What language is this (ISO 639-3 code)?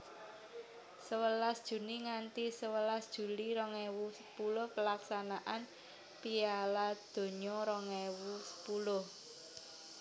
jav